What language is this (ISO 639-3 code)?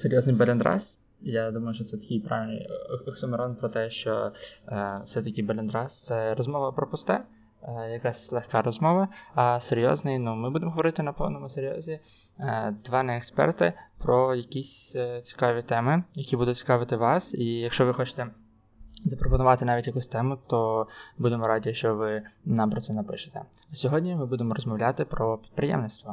ukr